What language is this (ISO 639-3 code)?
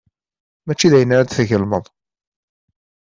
kab